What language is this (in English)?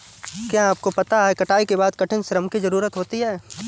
Hindi